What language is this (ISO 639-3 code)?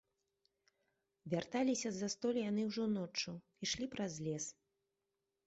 bel